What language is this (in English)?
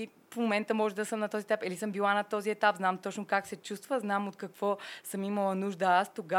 Bulgarian